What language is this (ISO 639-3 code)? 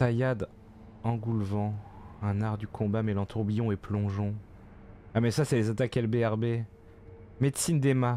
fra